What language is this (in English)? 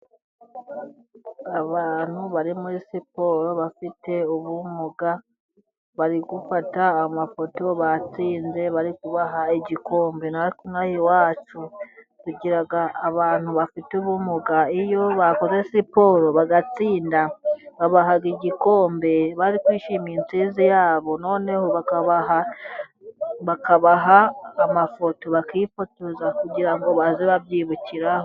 Kinyarwanda